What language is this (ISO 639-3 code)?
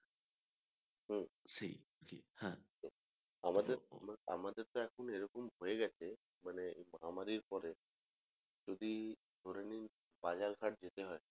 ben